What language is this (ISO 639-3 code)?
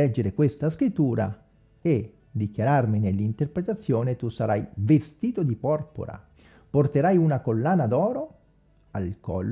ita